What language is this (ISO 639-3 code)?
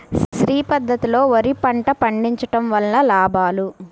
tel